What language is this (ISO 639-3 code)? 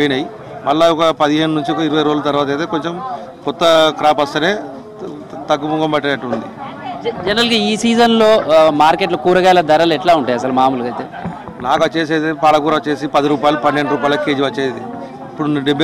tel